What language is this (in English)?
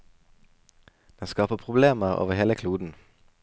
Norwegian